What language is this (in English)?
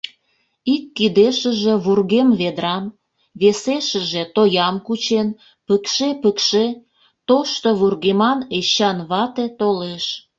Mari